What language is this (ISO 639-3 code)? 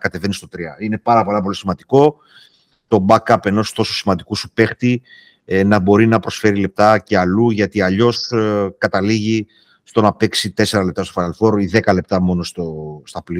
ell